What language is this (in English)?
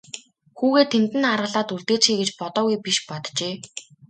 Mongolian